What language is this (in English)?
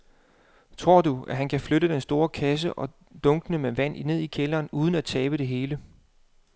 Danish